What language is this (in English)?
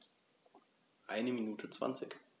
German